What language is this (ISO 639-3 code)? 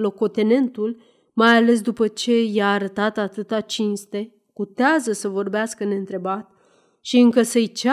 ron